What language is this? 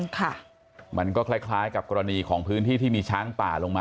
Thai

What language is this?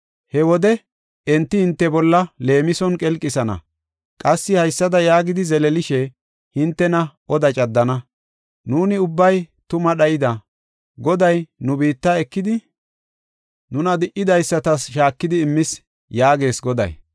Gofa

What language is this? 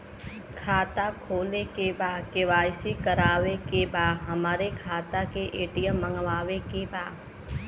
Bhojpuri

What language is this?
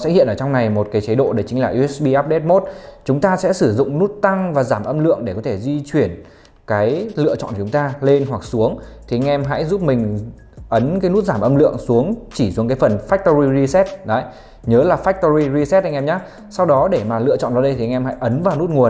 Vietnamese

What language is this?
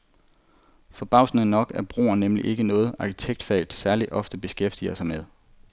Danish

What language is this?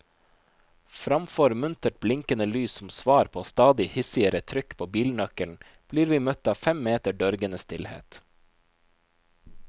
Norwegian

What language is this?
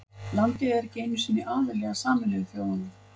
Icelandic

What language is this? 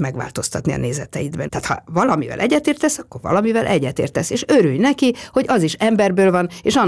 Hungarian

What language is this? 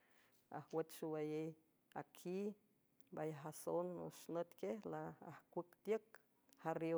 San Francisco Del Mar Huave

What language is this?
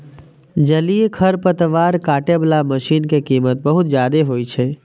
Maithili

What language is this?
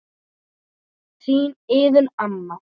Icelandic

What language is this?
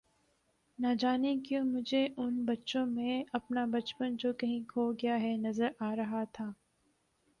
Urdu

